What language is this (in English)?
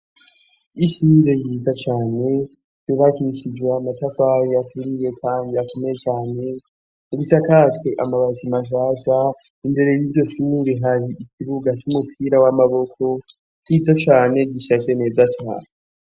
Rundi